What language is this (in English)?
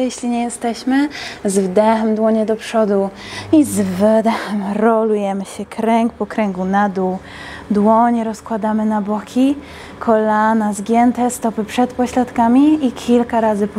Polish